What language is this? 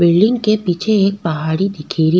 Rajasthani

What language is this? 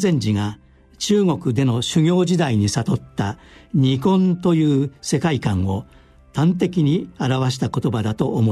Japanese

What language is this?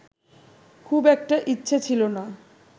Bangla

